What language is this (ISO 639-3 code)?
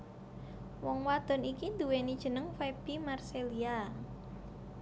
jav